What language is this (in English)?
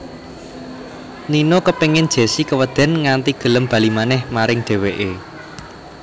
Javanese